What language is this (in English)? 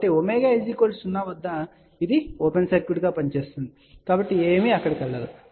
Telugu